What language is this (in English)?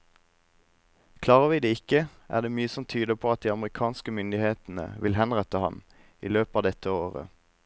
Norwegian